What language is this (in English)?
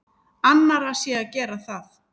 Icelandic